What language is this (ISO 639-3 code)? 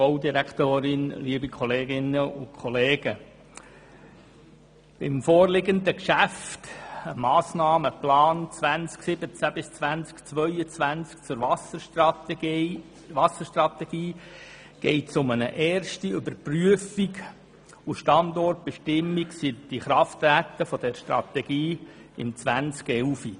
gsw